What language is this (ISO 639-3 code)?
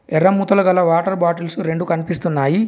tel